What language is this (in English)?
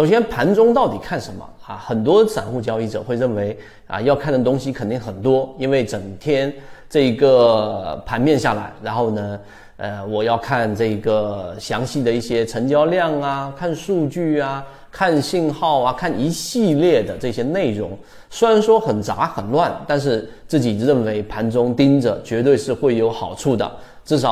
Chinese